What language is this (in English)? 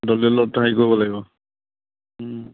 Assamese